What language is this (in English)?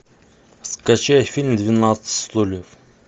Russian